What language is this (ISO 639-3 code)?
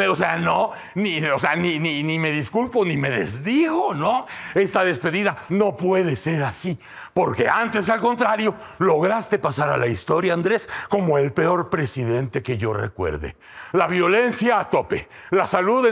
spa